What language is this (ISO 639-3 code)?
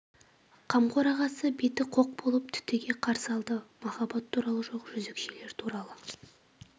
kaz